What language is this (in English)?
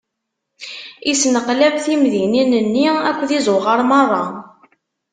Kabyle